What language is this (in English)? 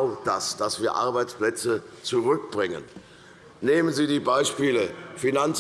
German